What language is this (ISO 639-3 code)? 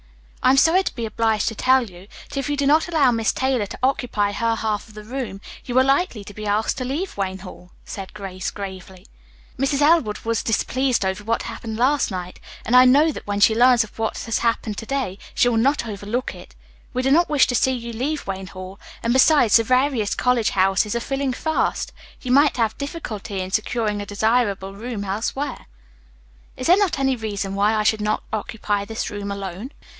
eng